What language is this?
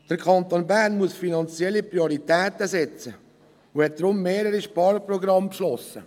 Swiss German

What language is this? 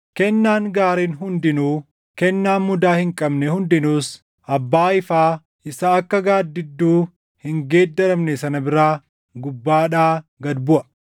Oromo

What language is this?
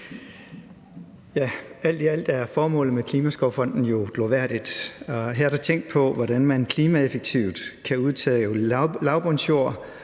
Danish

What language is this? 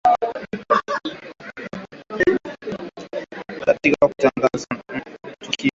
Swahili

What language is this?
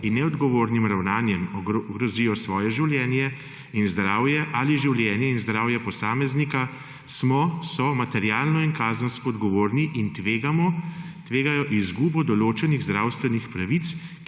Slovenian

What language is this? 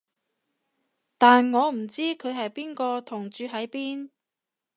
Cantonese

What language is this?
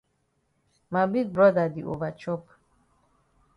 Cameroon Pidgin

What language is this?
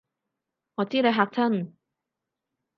Cantonese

